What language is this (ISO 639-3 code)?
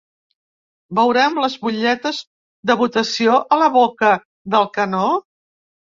cat